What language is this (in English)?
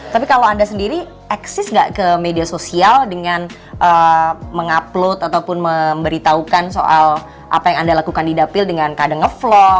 Indonesian